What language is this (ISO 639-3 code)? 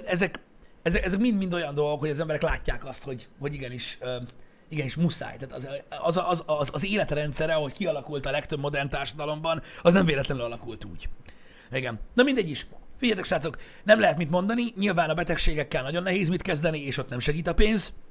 hun